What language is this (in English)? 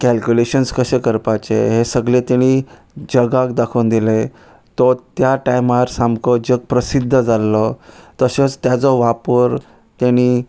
Konkani